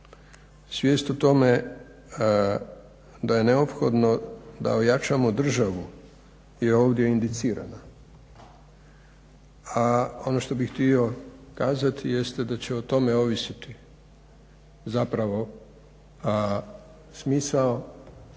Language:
Croatian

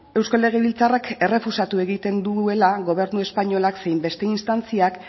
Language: Basque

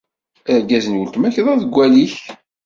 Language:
Kabyle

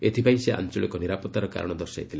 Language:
Odia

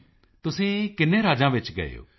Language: Punjabi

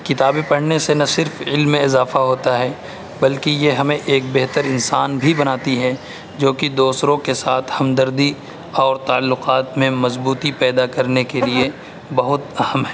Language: Urdu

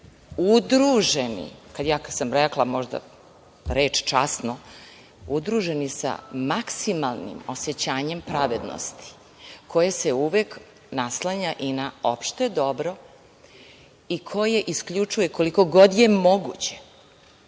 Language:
Serbian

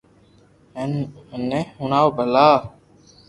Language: Loarki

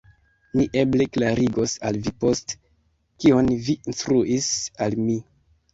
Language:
Esperanto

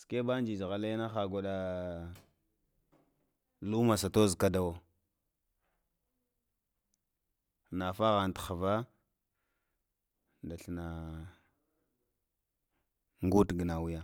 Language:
Lamang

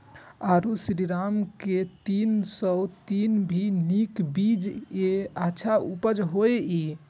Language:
Maithili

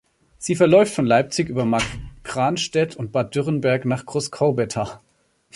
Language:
German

